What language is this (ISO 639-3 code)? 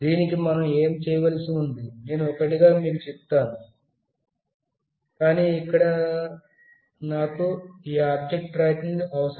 tel